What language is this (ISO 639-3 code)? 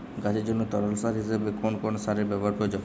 ben